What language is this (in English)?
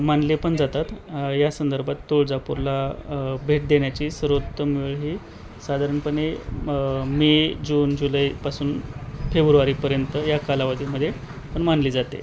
Marathi